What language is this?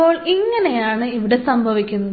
Malayalam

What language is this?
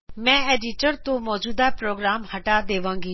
Punjabi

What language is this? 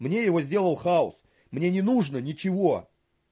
Russian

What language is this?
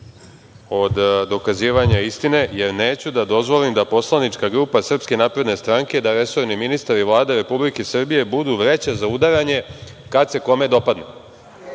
Serbian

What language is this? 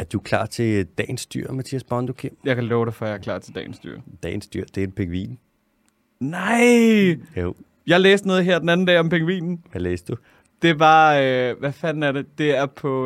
Danish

